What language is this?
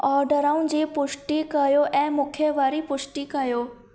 Sindhi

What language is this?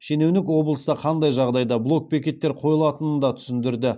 Kazakh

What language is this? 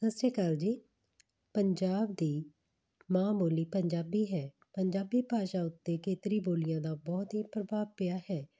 Punjabi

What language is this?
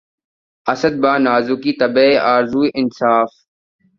Urdu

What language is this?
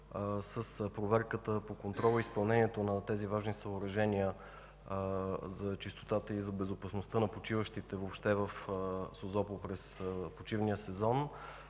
Bulgarian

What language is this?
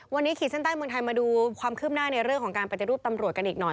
Thai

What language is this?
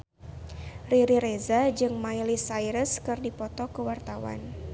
Sundanese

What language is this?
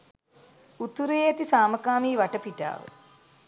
Sinhala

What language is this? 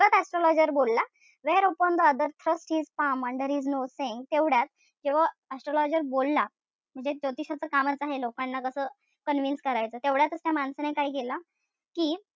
Marathi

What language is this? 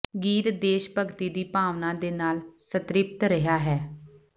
Punjabi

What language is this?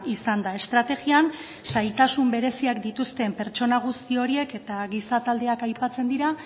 Basque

